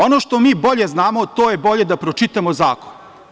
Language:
Serbian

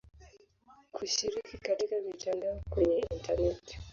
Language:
Swahili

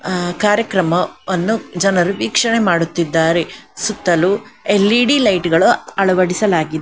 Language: Kannada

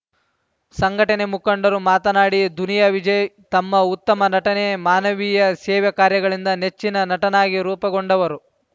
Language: Kannada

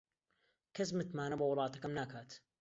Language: Central Kurdish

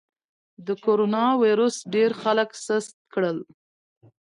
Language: Pashto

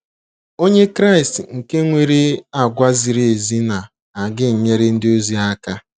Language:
Igbo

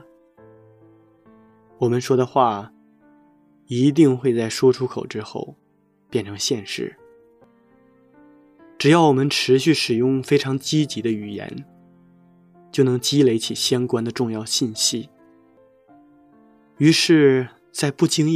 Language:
Chinese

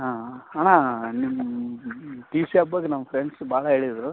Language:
Kannada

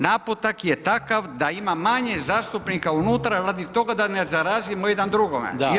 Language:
Croatian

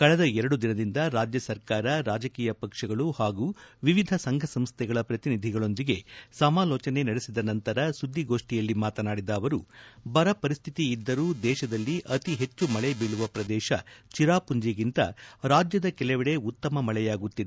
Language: Kannada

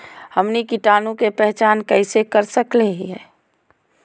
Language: Magahi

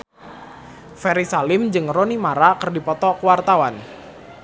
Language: Sundanese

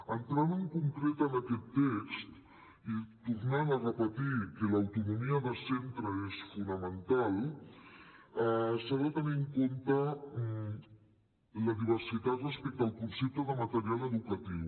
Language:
Catalan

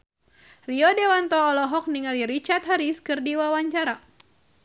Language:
Sundanese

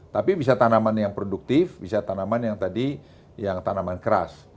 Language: Indonesian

